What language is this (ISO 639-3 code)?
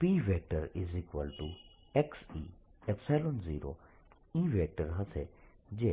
guj